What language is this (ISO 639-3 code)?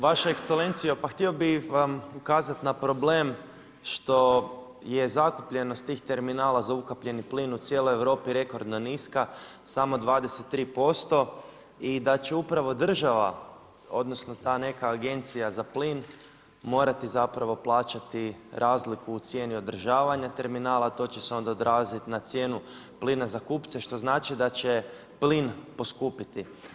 hrv